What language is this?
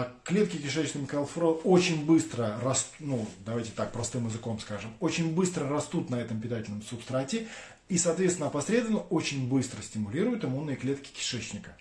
Russian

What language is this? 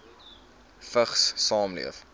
Afrikaans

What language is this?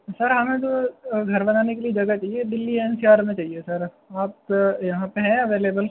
Urdu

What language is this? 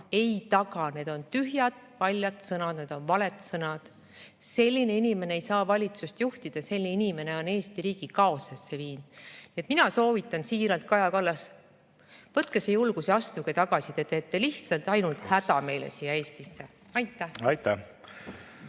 Estonian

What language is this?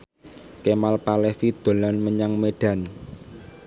Javanese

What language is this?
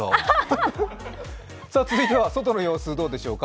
Japanese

